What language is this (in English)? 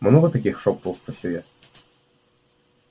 Russian